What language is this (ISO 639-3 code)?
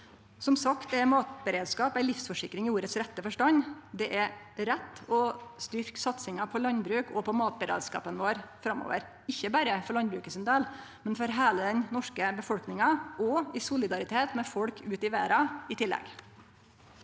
nor